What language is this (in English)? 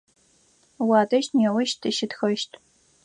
Adyghe